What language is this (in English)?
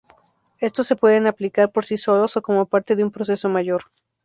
Spanish